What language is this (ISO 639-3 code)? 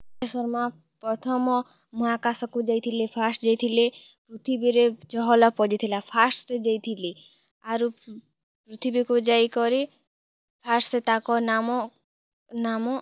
ori